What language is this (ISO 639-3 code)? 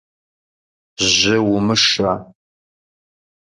kbd